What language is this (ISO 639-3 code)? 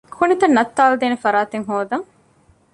div